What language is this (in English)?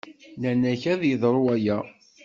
Kabyle